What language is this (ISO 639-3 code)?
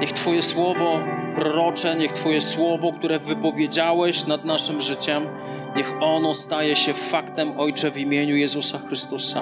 pol